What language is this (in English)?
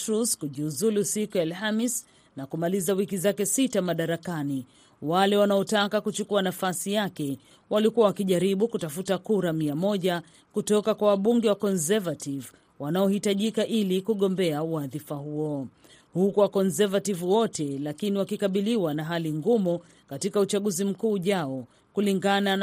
Swahili